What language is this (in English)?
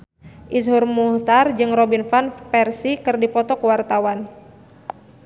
Sundanese